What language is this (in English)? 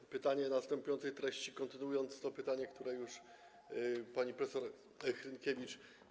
Polish